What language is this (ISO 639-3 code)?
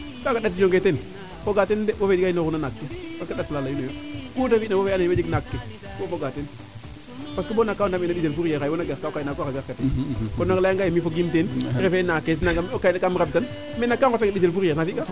srr